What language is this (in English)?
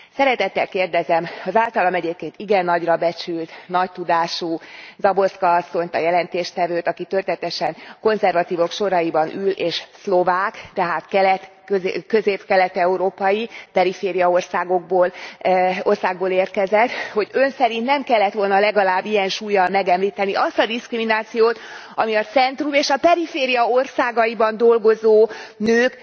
Hungarian